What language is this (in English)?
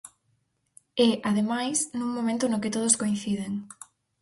Galician